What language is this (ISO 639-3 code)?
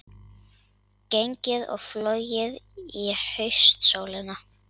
isl